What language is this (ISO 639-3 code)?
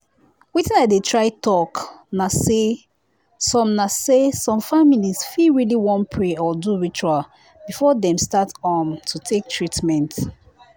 pcm